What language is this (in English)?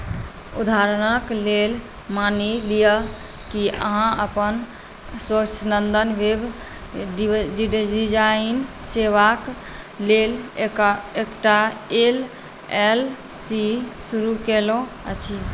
Maithili